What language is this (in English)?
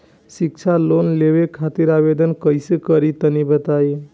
Bhojpuri